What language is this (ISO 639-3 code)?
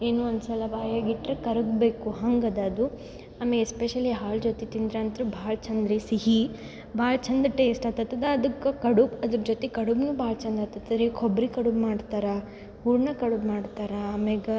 kan